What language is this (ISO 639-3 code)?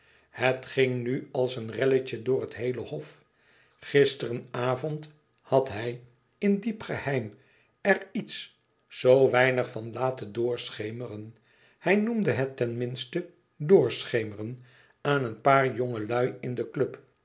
nld